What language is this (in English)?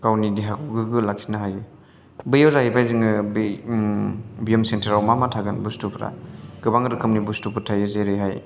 Bodo